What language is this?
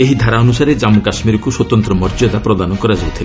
Odia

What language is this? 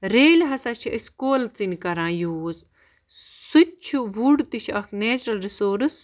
Kashmiri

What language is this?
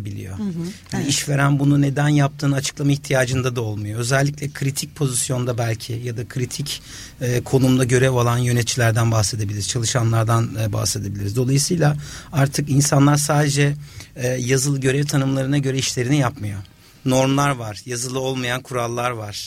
Turkish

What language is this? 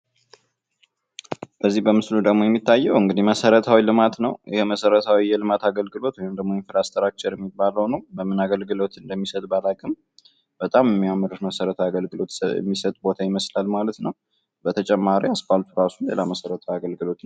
Amharic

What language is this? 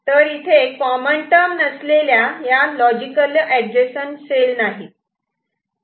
Marathi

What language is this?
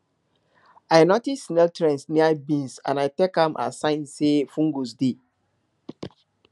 Nigerian Pidgin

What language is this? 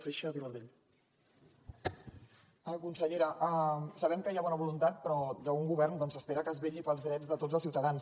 Catalan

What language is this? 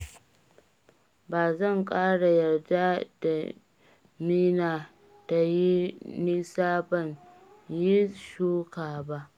Hausa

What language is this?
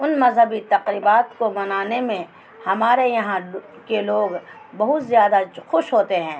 Urdu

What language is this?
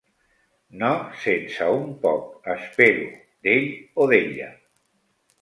Catalan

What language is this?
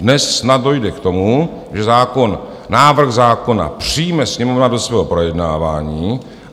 Czech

